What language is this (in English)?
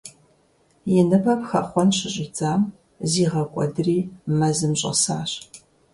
Kabardian